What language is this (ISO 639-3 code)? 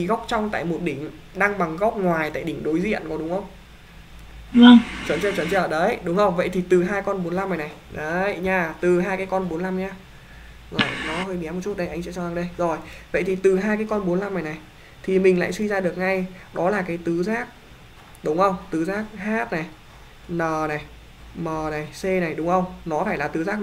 vie